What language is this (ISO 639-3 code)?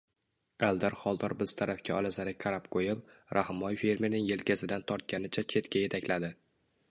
uzb